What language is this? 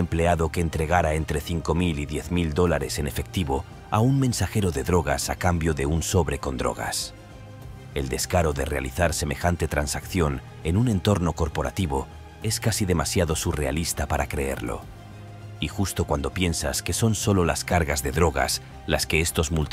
Spanish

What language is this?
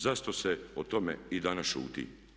Croatian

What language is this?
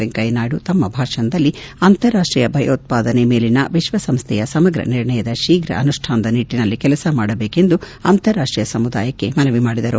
Kannada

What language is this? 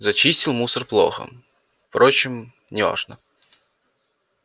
Russian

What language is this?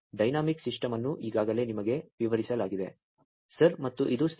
Kannada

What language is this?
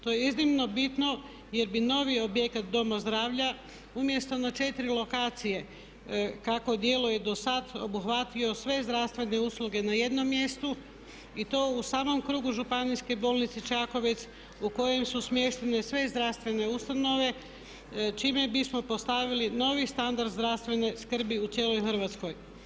Croatian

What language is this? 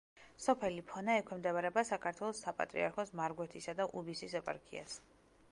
Georgian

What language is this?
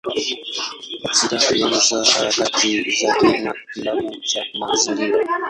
Swahili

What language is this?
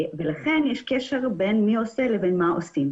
Hebrew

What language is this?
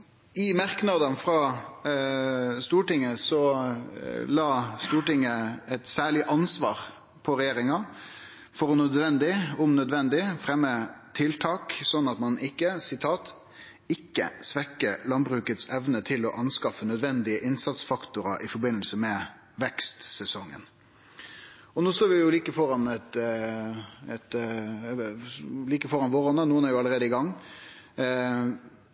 Norwegian Nynorsk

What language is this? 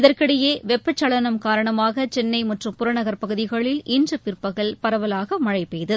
Tamil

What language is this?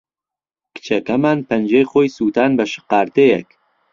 Central Kurdish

